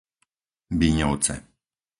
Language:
Slovak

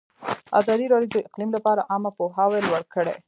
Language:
Pashto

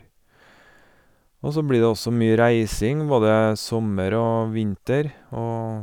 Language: Norwegian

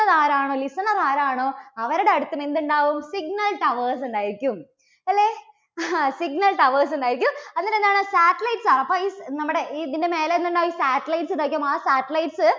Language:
Malayalam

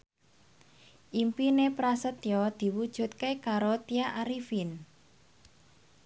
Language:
Javanese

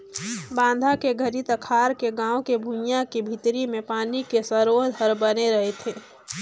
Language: Chhattisgarhi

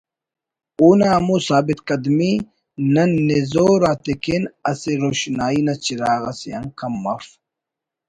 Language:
Brahui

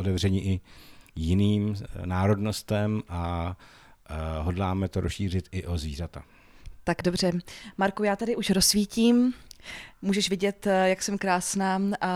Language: Czech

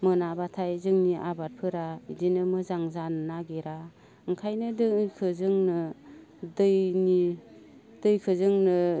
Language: Bodo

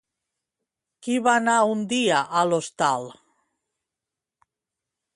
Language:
Catalan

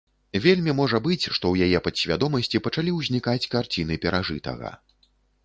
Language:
Belarusian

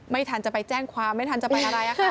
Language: Thai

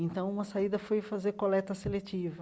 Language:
Portuguese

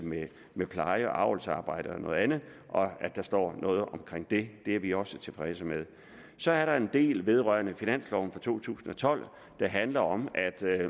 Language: Danish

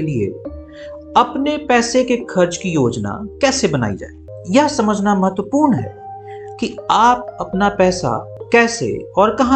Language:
Hindi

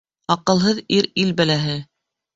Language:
Bashkir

